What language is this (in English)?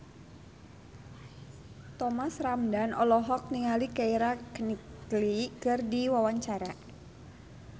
Sundanese